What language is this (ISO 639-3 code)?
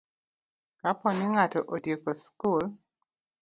luo